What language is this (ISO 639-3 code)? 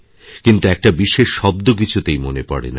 ben